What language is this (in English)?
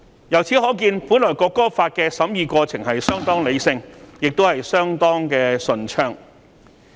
Cantonese